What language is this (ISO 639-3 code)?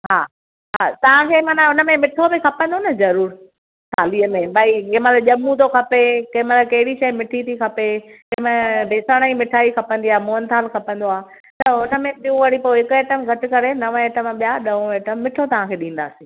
snd